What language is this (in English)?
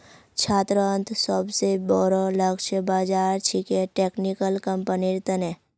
Magahi